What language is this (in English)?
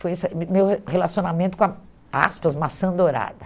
Portuguese